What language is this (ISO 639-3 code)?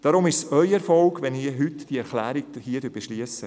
gsw